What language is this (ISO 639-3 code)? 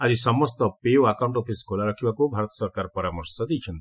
ori